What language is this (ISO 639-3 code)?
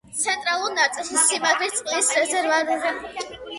kat